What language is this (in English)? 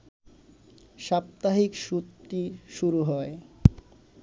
Bangla